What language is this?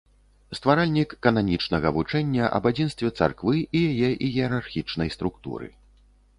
Belarusian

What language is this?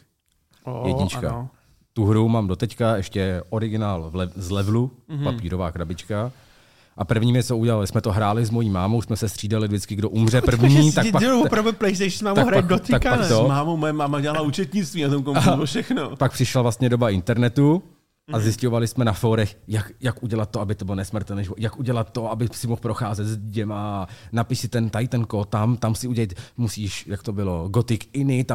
Czech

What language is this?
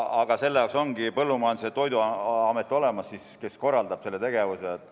Estonian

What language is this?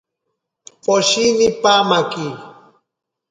Ashéninka Perené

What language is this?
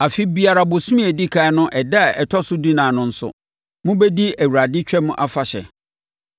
Akan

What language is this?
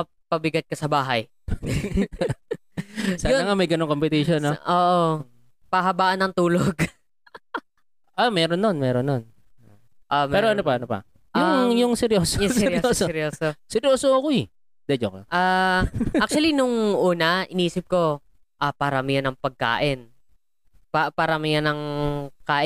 Filipino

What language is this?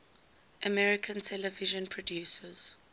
English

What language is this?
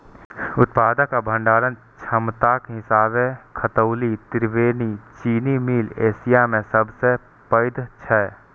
Maithili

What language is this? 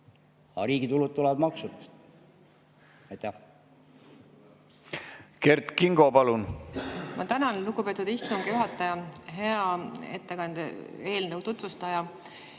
Estonian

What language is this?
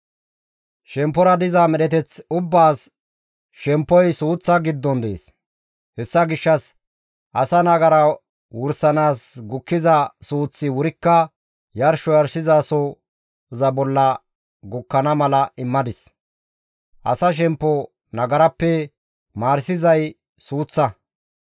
Gamo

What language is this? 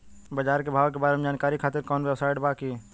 Bhojpuri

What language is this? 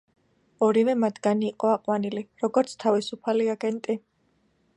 Georgian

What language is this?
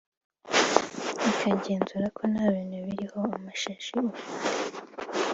Kinyarwanda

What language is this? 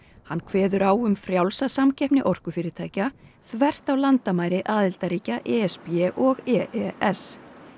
Icelandic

